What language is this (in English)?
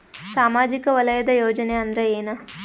Kannada